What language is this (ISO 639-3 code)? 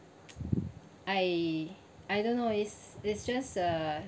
eng